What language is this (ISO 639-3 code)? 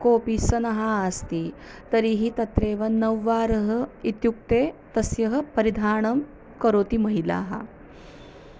san